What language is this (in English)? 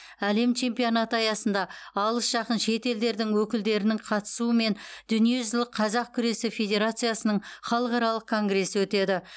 Kazakh